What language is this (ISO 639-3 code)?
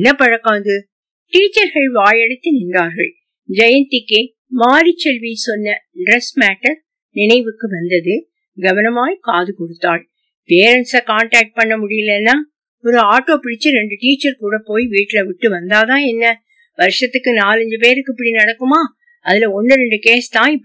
tam